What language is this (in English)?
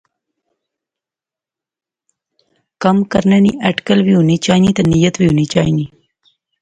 Pahari-Potwari